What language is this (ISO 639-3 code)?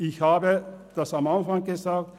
gsw